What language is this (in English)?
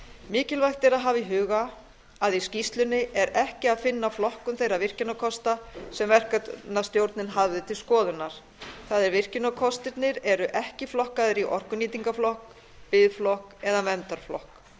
Icelandic